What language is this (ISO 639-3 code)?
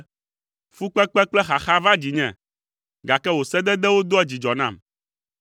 ewe